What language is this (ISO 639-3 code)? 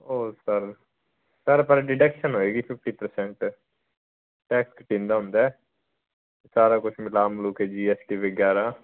pan